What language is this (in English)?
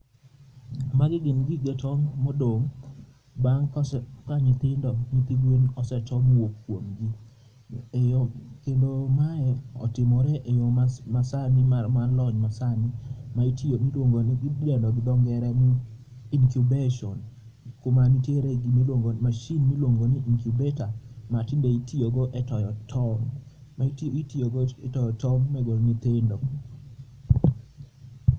Luo (Kenya and Tanzania)